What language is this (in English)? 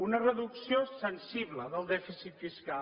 Catalan